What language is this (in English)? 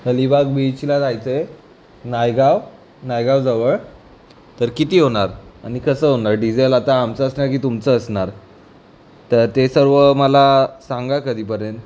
Marathi